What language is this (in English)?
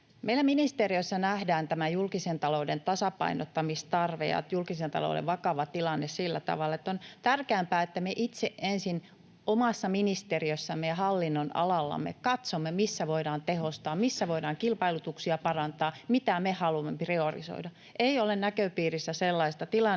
Finnish